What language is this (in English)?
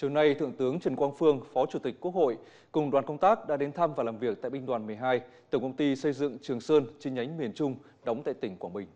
Vietnamese